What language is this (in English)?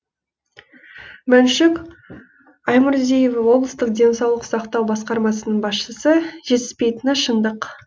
Kazakh